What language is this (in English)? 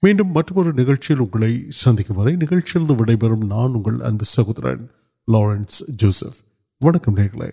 Urdu